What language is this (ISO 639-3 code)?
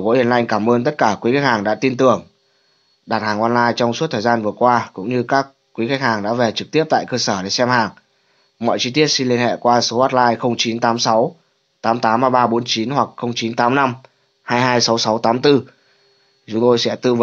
vie